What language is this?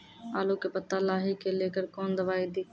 Maithili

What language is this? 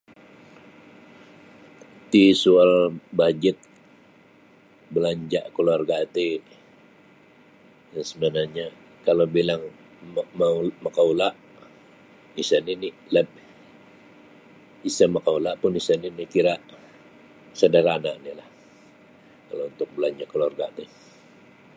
Sabah Bisaya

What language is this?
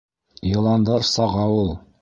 Bashkir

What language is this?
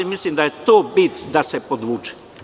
Serbian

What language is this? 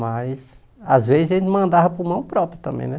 Portuguese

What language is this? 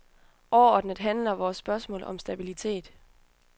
Danish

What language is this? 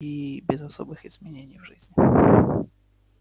Russian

